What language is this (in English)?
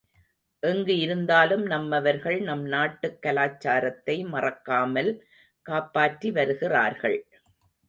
Tamil